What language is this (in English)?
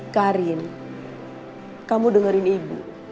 Indonesian